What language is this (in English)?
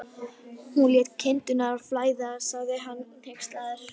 Icelandic